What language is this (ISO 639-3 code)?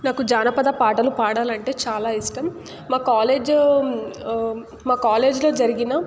tel